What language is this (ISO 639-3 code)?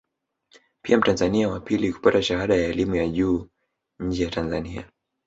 swa